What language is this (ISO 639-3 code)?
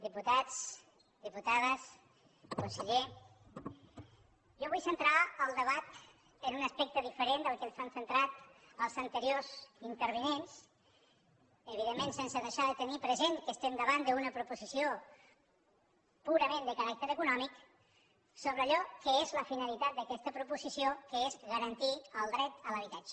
cat